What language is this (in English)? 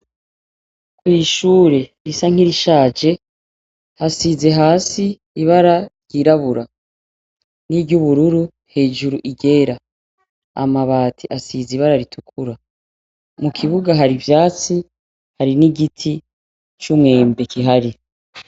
Rundi